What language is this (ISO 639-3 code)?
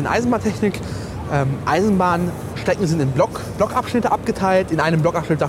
deu